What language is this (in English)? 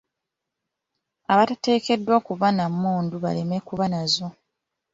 Ganda